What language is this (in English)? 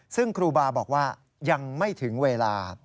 Thai